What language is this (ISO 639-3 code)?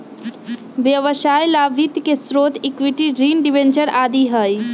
mag